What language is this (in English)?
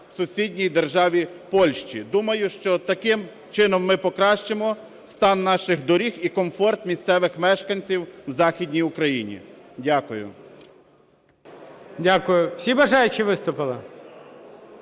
Ukrainian